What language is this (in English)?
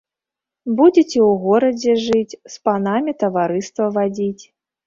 Belarusian